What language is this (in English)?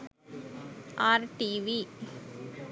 Sinhala